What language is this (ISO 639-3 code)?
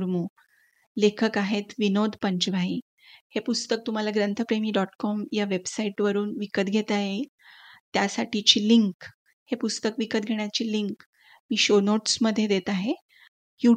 mar